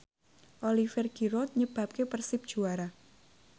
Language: Javanese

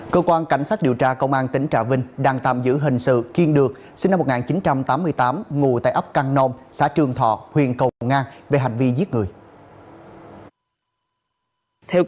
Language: Vietnamese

